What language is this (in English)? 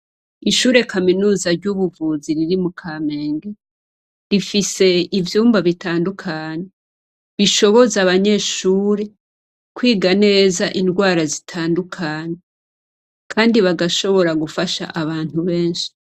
Rundi